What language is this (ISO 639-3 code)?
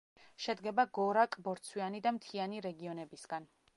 kat